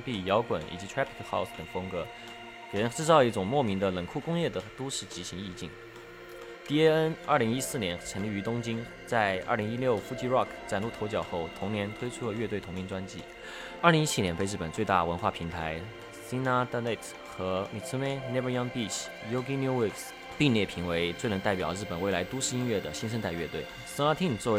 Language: Chinese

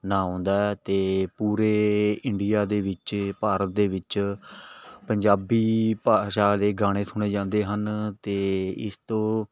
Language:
Punjabi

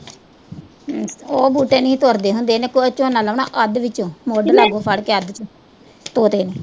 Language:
Punjabi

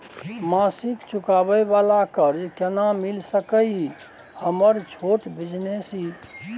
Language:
Maithili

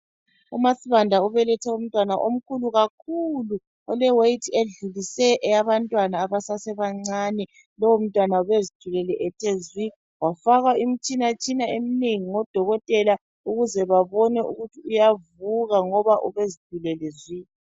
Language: North Ndebele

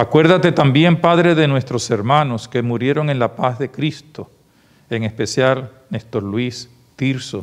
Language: Spanish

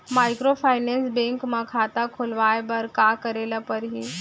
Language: Chhattisgarhi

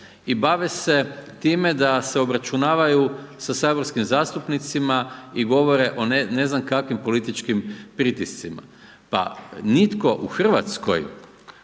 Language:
Croatian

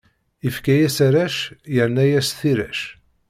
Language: Kabyle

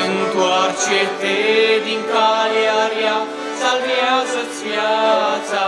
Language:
Romanian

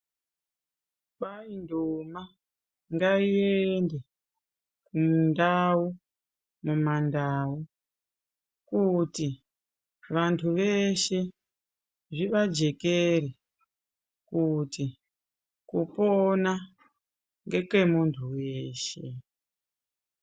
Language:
Ndau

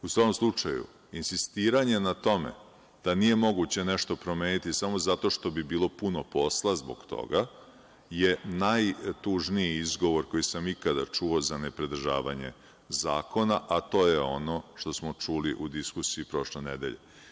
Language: Serbian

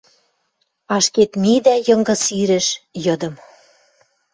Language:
Western Mari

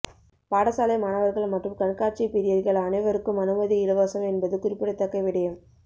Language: Tamil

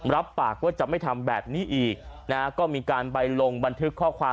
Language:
Thai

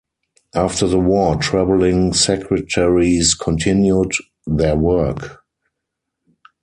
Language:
English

